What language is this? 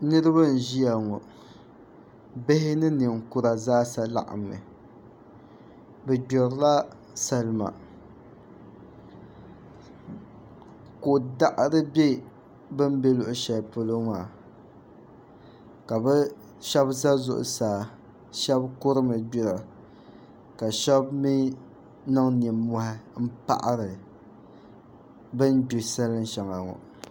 Dagbani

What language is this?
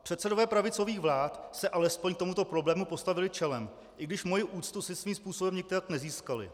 Czech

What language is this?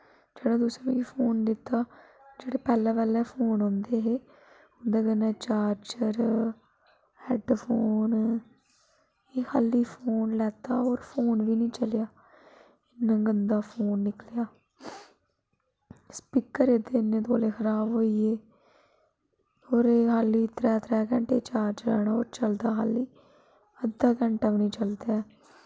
Dogri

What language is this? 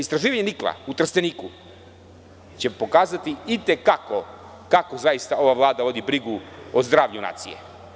Serbian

